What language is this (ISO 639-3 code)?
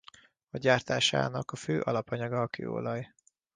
hun